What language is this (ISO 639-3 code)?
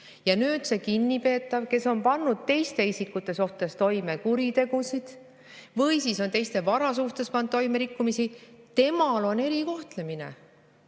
est